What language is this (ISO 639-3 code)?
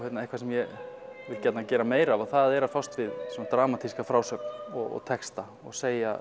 isl